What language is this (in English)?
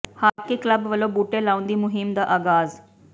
Punjabi